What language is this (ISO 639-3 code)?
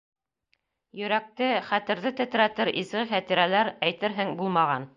bak